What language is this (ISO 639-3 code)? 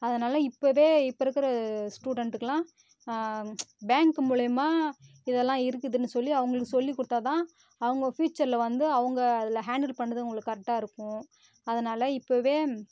tam